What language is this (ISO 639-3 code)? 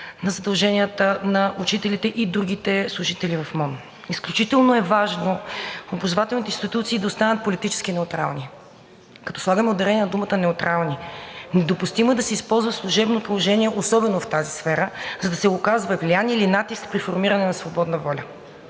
bul